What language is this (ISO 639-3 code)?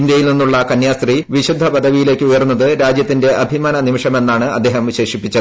mal